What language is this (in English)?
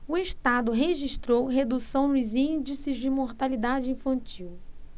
Portuguese